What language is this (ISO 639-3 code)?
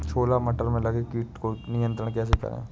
hin